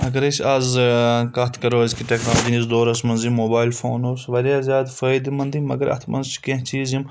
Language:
Kashmiri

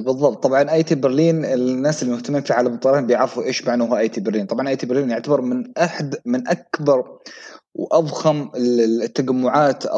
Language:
Arabic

